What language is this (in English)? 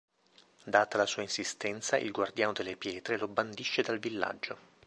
Italian